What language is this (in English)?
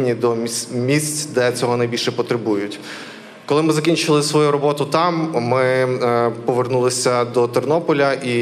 Ukrainian